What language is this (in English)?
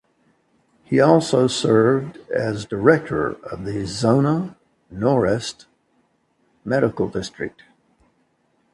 English